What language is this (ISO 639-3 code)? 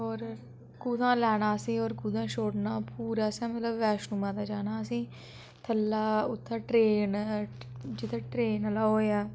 doi